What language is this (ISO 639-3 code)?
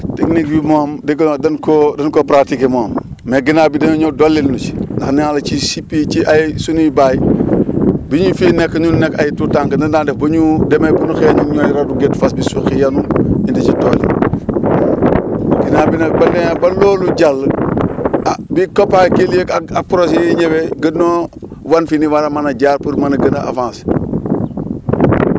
wol